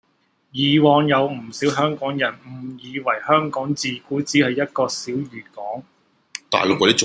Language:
Cantonese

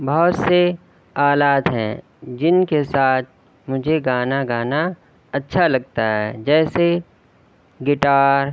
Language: Urdu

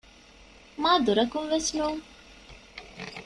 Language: Divehi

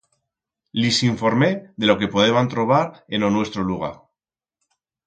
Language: Aragonese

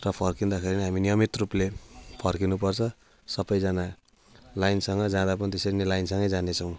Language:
Nepali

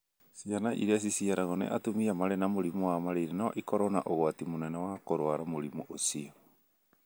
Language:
Kikuyu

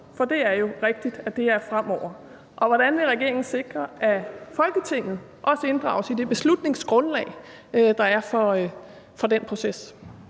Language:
Danish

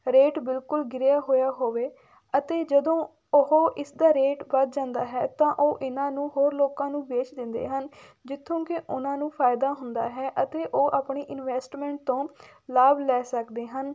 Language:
Punjabi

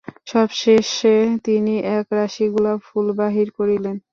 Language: Bangla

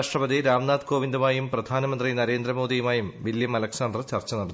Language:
Malayalam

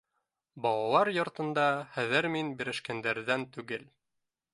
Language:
Bashkir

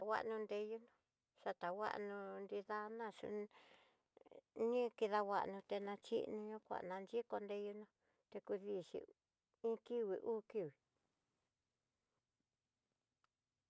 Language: Tidaá Mixtec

